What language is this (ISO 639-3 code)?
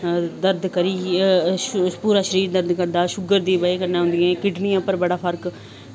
doi